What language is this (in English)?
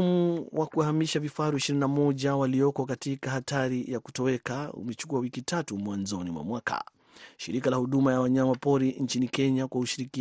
Swahili